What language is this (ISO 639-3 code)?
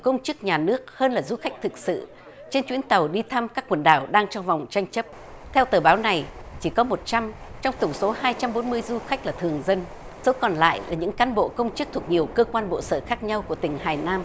vie